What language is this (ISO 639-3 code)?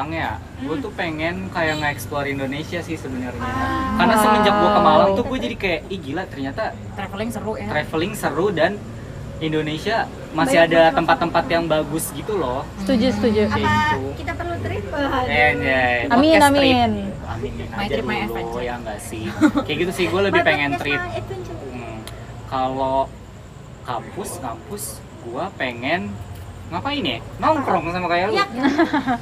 ind